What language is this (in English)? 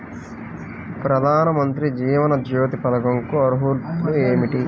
Telugu